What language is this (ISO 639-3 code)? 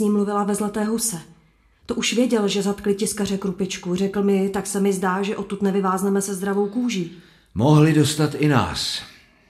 ces